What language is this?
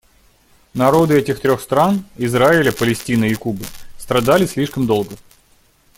Russian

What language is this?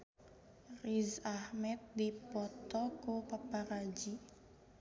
Sundanese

